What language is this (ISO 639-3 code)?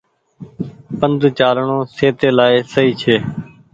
gig